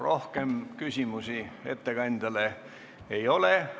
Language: Estonian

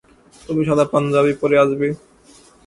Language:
Bangla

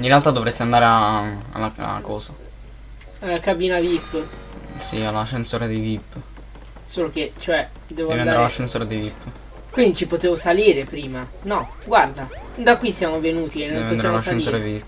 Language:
Italian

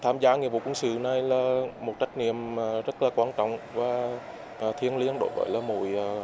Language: Vietnamese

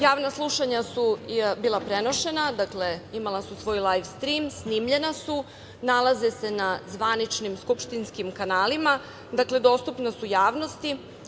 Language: Serbian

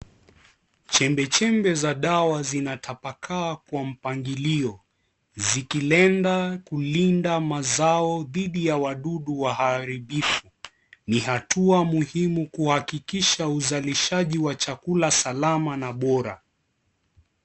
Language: Swahili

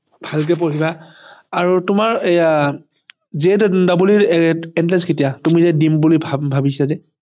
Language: Assamese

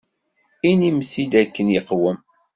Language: Kabyle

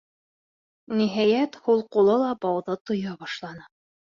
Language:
Bashkir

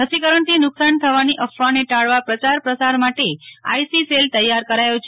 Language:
Gujarati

